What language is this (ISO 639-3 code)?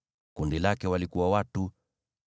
swa